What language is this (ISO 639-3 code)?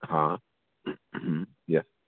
snd